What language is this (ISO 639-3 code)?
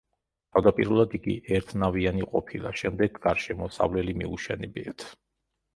kat